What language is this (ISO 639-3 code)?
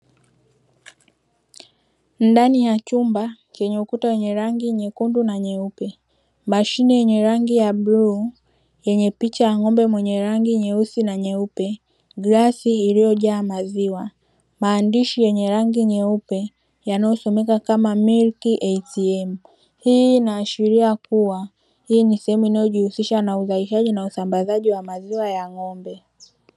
swa